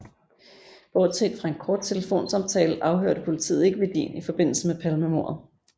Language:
Danish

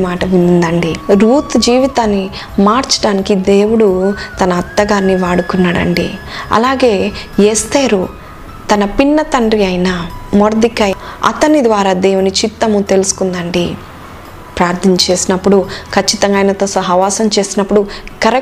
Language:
Telugu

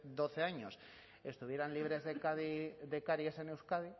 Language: Spanish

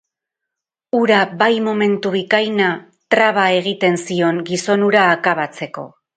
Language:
Basque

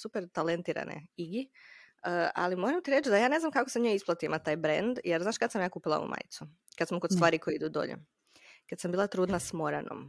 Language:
Croatian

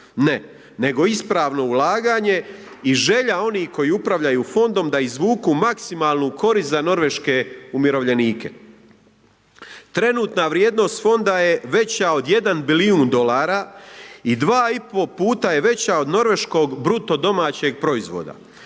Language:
Croatian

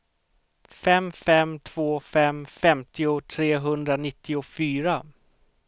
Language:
Swedish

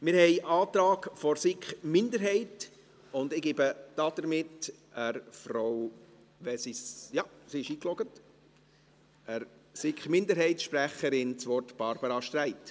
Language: Swiss German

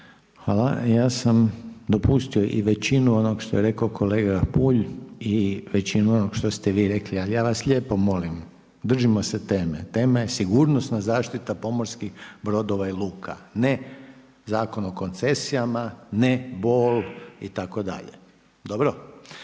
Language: Croatian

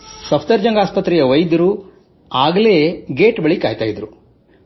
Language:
Kannada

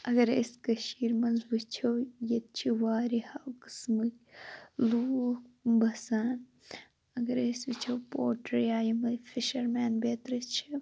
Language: Kashmiri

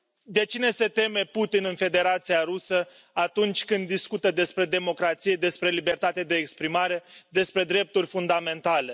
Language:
Romanian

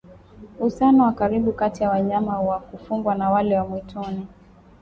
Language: Swahili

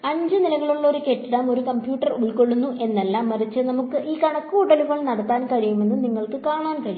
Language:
Malayalam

